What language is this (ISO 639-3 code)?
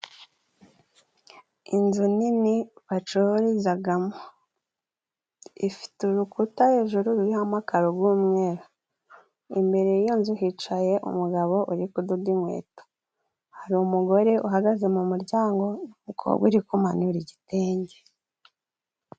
kin